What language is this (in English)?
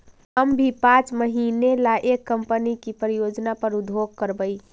Magahi